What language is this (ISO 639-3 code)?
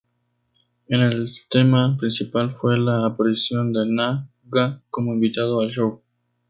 spa